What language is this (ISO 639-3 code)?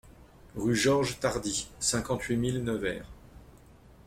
fra